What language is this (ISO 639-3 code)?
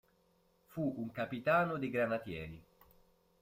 ita